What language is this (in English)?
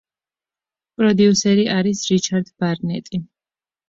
Georgian